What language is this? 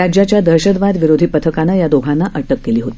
Marathi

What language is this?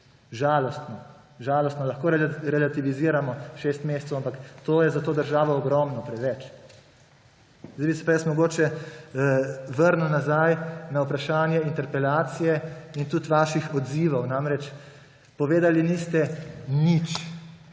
Slovenian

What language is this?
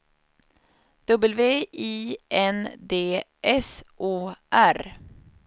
Swedish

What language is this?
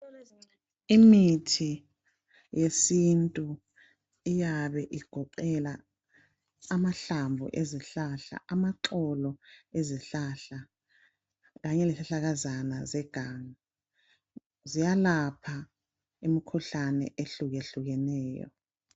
North Ndebele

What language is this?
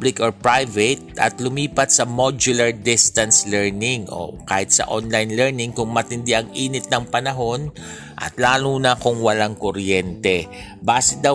Filipino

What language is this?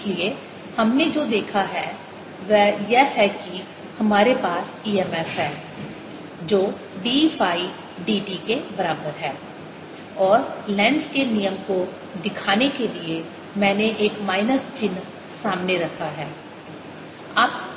Hindi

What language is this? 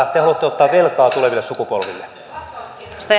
Finnish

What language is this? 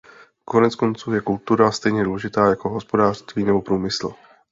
Czech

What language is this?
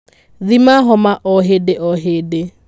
Kikuyu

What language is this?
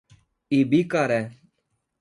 Portuguese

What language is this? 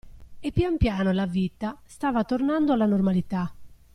Italian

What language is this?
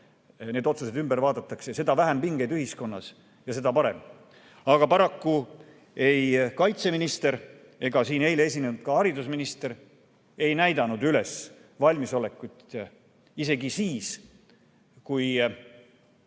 Estonian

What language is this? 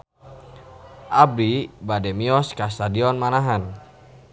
Sundanese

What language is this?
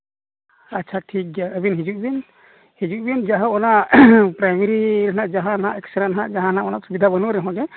Santali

